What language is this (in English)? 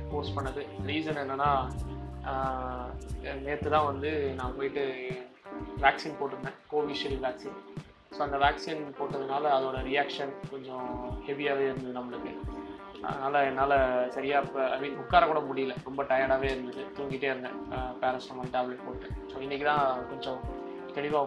Tamil